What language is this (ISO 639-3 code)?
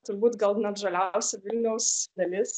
lit